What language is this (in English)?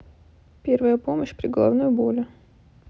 Russian